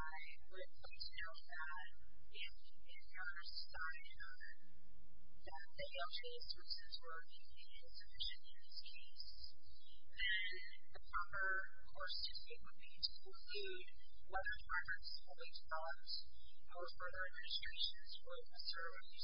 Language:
English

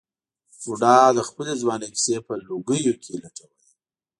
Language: Pashto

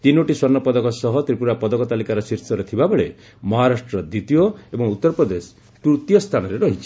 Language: Odia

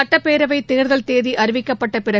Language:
Tamil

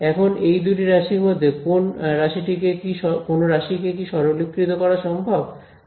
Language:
Bangla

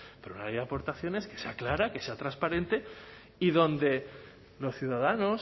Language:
Spanish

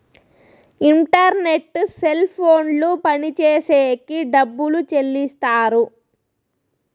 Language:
Telugu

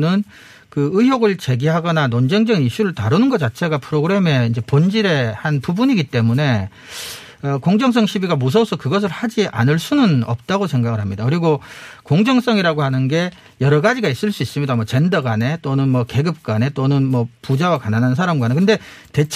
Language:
Korean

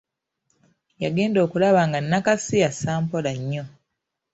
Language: Ganda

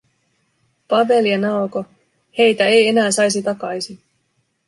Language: Finnish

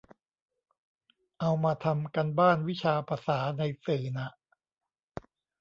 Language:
Thai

